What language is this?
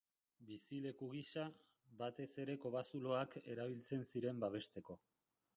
Basque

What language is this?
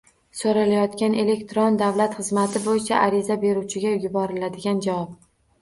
Uzbek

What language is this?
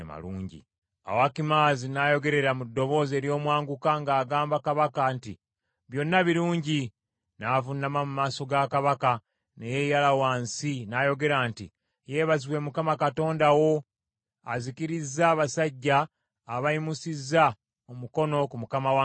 Ganda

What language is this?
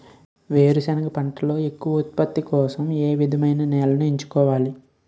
Telugu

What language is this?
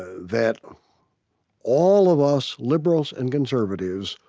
English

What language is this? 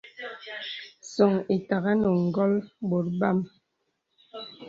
Bebele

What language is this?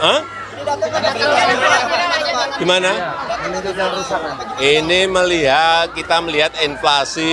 Indonesian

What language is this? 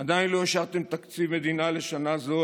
Hebrew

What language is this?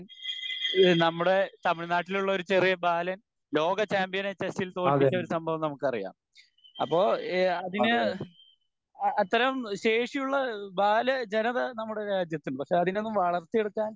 Malayalam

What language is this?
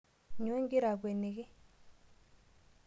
Masai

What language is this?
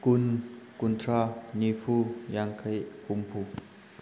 Manipuri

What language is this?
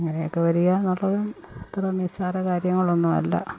Malayalam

